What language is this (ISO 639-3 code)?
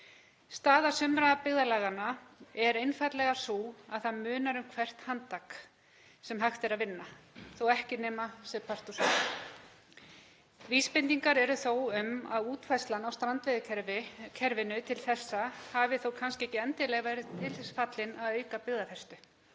isl